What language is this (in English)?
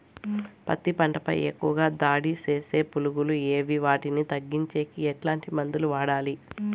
Telugu